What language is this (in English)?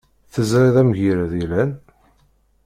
Kabyle